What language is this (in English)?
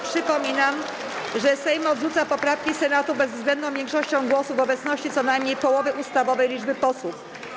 Polish